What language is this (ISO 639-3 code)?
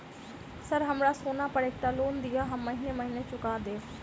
mai